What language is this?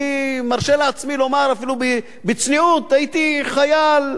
Hebrew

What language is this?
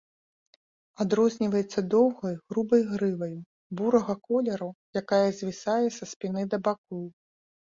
Belarusian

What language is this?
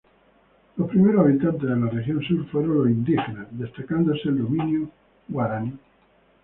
Spanish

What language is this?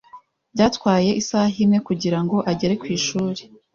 Kinyarwanda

